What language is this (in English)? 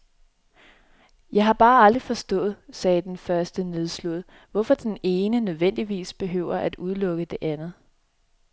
Danish